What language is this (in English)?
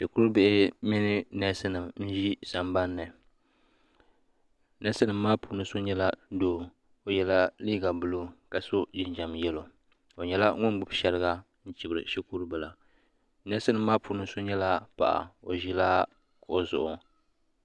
Dagbani